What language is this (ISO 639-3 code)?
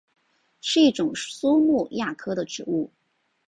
zho